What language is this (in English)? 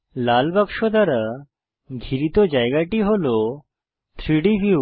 Bangla